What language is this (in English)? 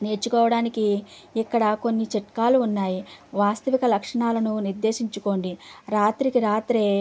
Telugu